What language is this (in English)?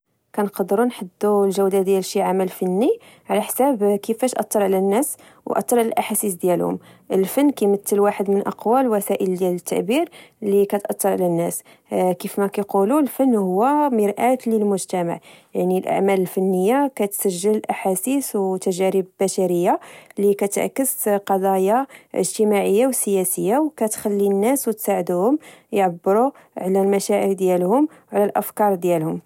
Moroccan Arabic